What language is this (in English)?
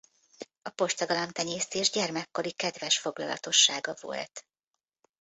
Hungarian